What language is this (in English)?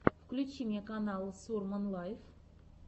Russian